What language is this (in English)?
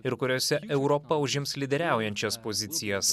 Lithuanian